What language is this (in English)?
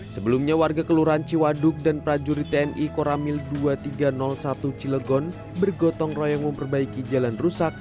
Indonesian